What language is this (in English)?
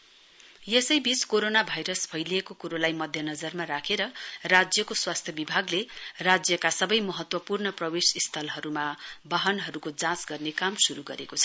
Nepali